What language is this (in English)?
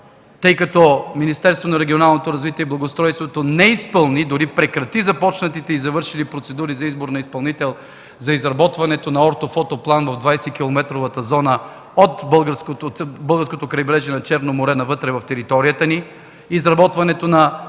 Bulgarian